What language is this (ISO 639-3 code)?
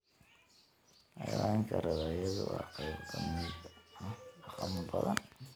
som